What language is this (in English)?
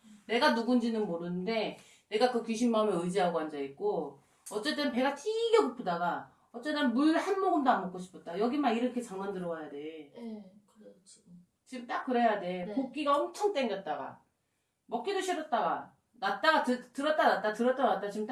Korean